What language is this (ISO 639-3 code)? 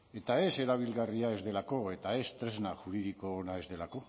eus